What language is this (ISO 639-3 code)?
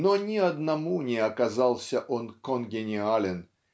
rus